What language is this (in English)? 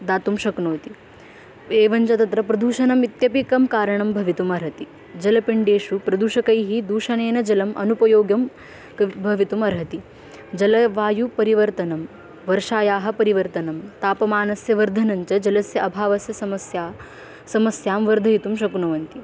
Sanskrit